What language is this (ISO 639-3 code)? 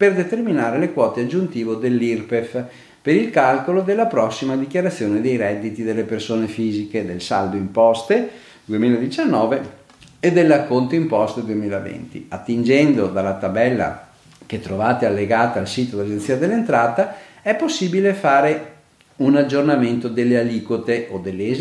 ita